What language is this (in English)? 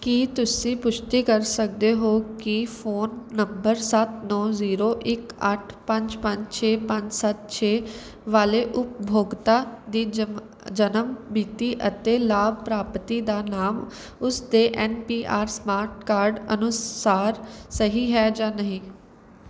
Punjabi